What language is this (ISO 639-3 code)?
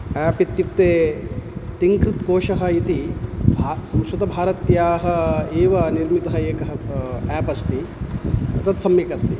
san